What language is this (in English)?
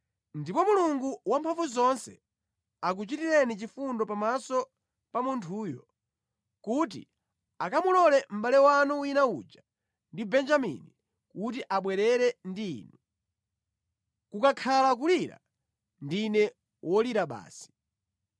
Nyanja